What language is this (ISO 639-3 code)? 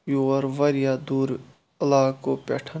kas